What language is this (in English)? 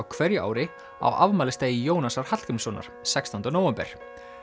Icelandic